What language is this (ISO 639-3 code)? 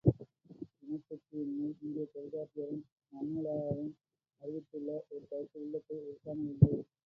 tam